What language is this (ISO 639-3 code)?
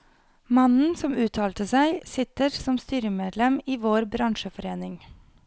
nor